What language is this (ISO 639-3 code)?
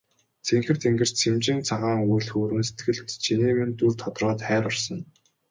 mon